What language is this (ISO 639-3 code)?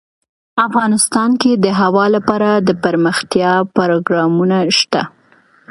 pus